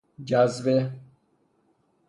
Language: Persian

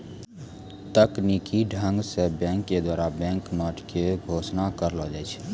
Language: Maithili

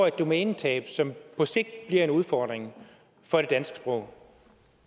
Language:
Danish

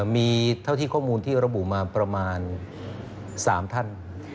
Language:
Thai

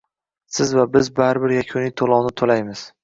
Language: Uzbek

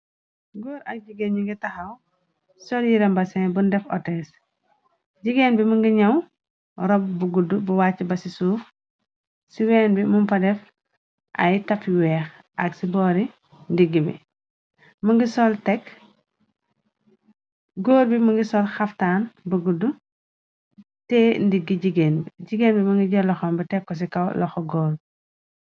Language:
Wolof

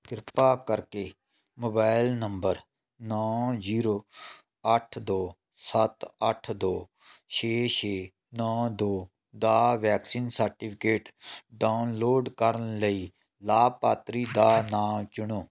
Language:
Punjabi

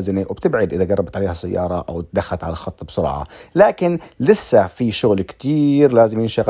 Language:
Arabic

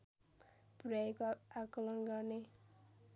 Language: Nepali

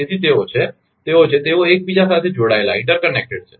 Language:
Gujarati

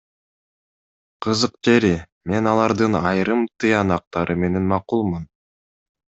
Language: Kyrgyz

